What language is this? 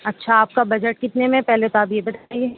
Urdu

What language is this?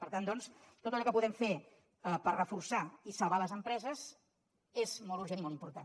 Catalan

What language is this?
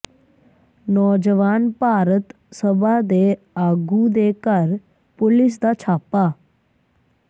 Punjabi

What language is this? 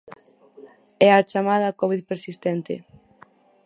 Galician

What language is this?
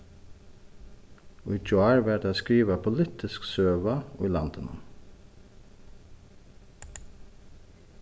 Faroese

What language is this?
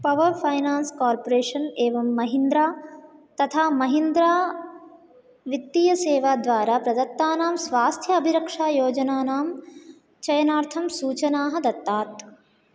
Sanskrit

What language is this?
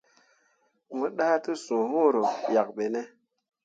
Mundang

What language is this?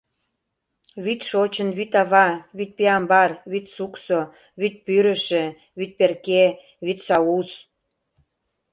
Mari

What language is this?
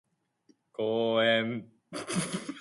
Japanese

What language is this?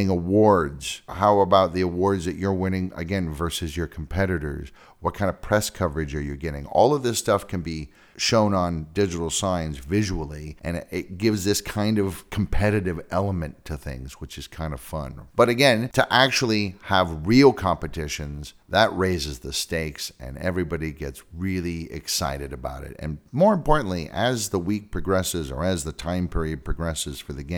English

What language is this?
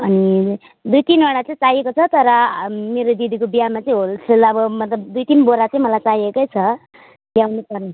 Nepali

